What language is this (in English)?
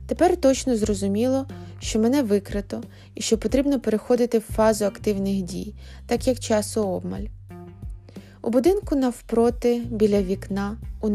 Ukrainian